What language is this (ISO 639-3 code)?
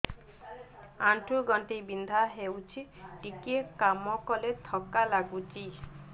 ori